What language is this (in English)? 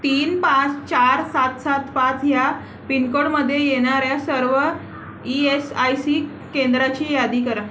Marathi